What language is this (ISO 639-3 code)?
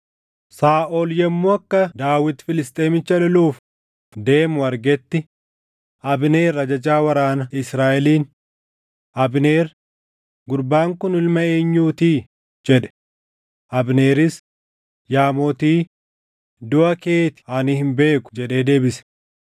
orm